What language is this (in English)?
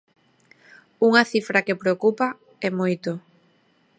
Galician